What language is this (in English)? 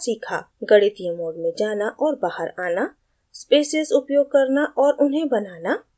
Hindi